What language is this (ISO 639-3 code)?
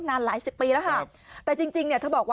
tha